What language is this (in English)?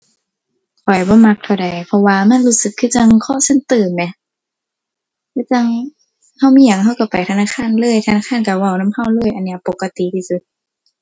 Thai